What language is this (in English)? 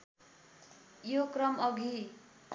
Nepali